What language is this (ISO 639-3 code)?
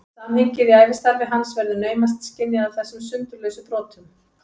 isl